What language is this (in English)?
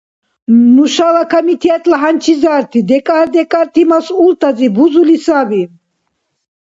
Dargwa